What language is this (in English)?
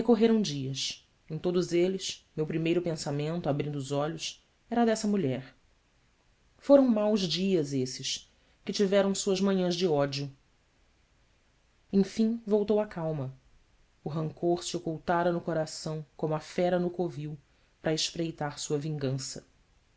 Portuguese